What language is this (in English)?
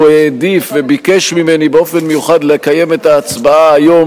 Hebrew